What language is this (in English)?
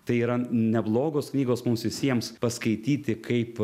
Lithuanian